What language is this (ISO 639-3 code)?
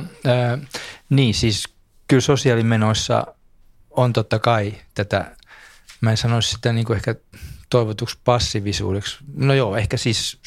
fin